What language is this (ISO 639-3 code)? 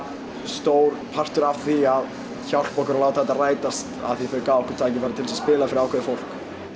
isl